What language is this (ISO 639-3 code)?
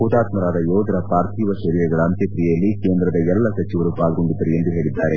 kan